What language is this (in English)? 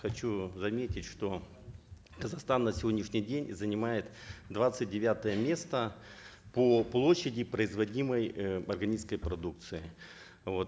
Kazakh